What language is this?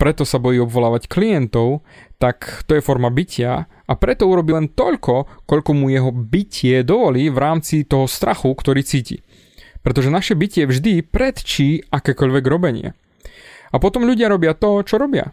Slovak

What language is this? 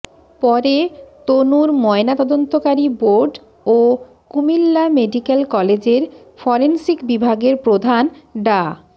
Bangla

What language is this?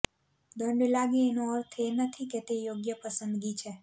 Gujarati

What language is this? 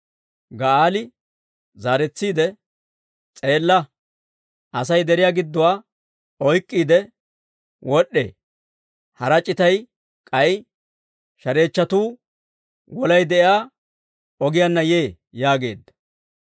Dawro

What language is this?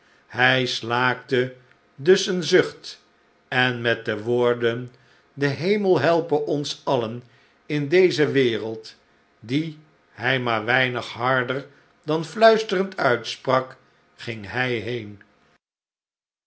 Dutch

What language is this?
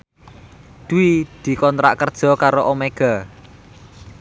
Javanese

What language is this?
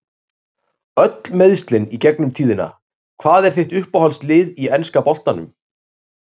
Icelandic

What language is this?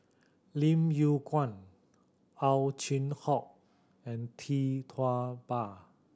English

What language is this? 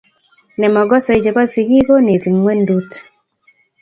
Kalenjin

